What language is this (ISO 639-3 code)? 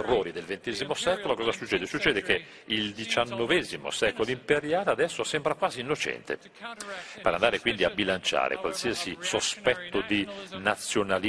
ita